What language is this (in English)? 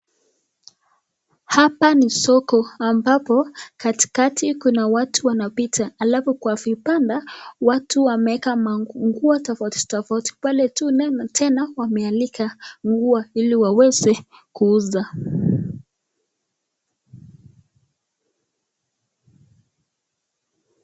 Swahili